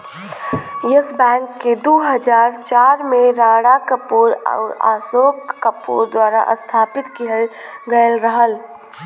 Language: Bhojpuri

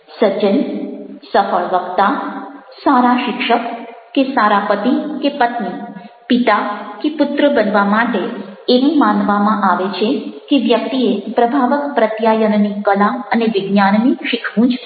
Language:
Gujarati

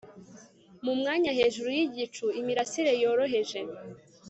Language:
Kinyarwanda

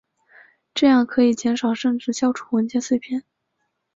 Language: Chinese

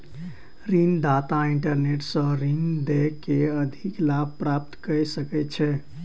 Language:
Maithili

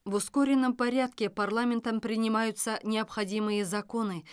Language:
Kazakh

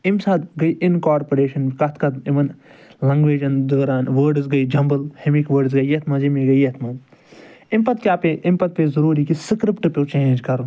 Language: Kashmiri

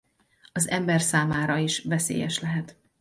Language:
Hungarian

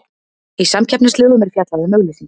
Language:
Icelandic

